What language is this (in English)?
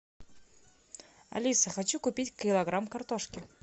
Russian